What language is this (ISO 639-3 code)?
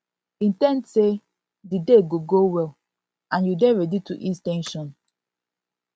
pcm